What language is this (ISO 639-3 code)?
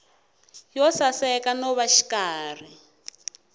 tso